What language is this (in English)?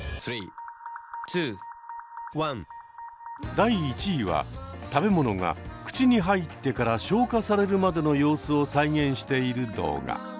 Japanese